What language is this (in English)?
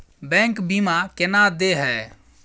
Maithili